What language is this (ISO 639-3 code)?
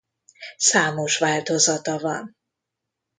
hun